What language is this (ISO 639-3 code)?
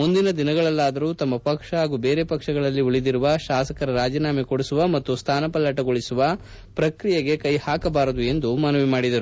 kan